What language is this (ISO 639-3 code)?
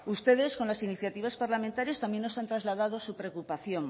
spa